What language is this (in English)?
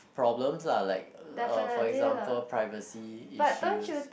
English